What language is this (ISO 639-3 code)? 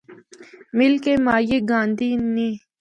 hno